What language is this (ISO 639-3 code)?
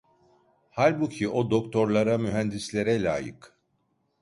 tur